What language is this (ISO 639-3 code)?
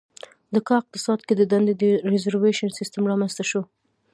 pus